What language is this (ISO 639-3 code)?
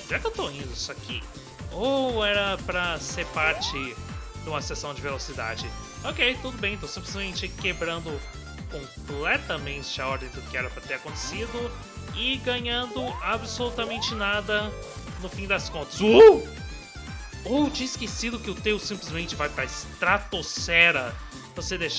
por